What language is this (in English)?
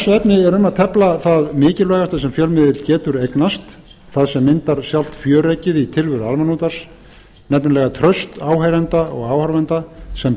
Icelandic